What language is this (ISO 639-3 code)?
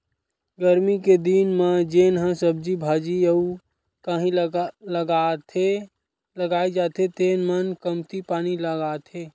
hne